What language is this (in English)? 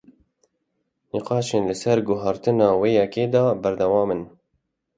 Kurdish